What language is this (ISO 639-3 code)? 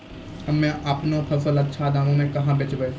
mai